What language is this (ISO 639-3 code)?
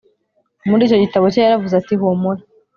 kin